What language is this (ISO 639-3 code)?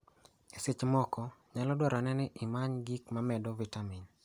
luo